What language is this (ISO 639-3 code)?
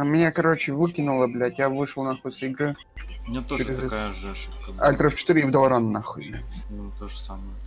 rus